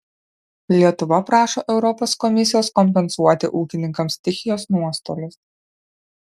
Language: Lithuanian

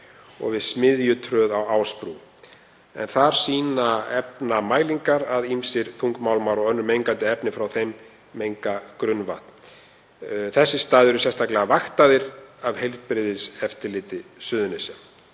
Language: Icelandic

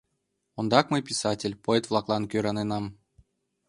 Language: Mari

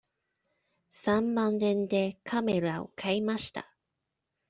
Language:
Japanese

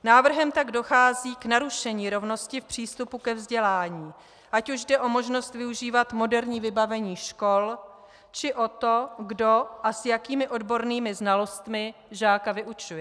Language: Czech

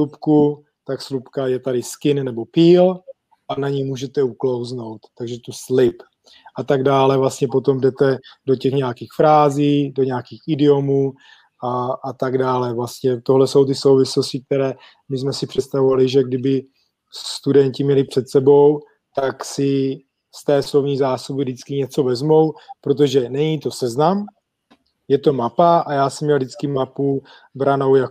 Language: Czech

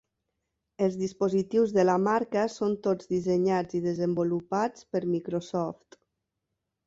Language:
Catalan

